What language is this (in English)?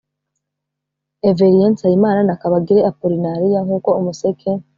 Kinyarwanda